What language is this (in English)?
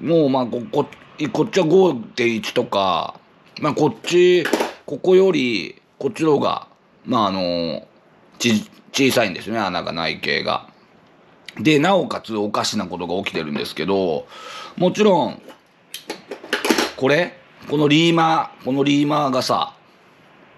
Japanese